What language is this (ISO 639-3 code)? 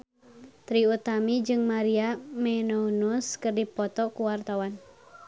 sun